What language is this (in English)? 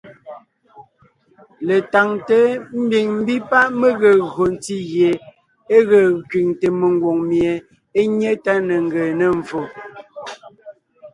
Ngiemboon